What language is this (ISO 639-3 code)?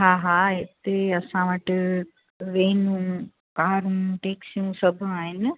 snd